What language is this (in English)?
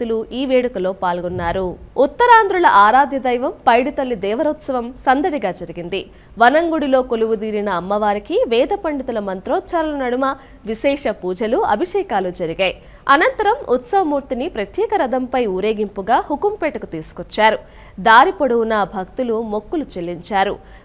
Telugu